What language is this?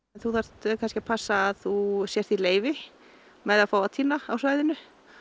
Icelandic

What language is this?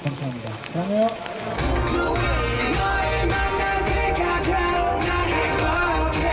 Korean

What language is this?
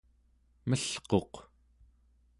Central Yupik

